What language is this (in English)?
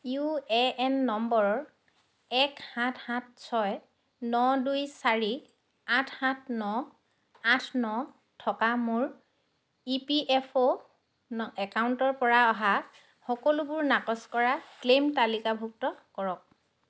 Assamese